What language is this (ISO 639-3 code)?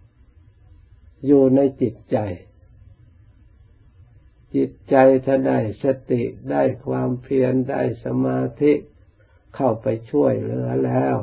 tha